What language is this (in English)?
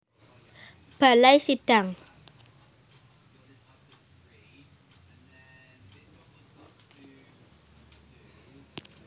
Javanese